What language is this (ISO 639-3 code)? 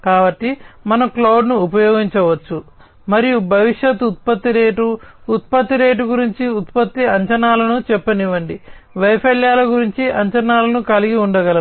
tel